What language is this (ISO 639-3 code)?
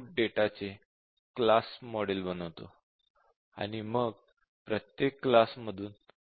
mar